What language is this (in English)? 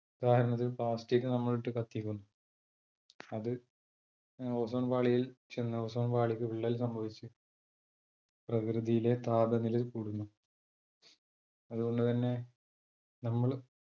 Malayalam